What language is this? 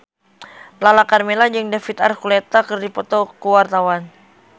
Sundanese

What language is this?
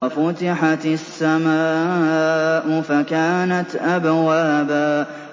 Arabic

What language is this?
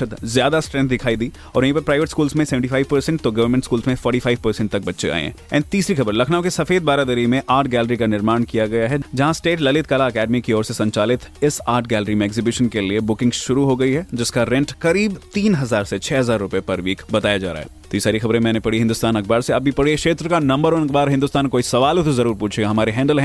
Hindi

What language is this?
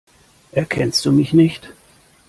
German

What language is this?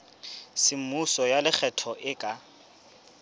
Southern Sotho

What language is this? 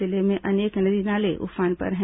Hindi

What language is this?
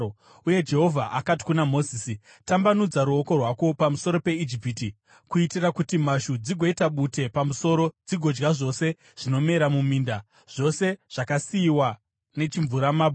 Shona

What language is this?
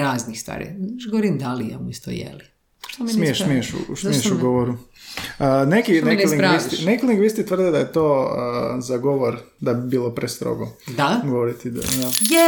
Croatian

